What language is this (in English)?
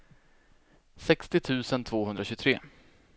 Swedish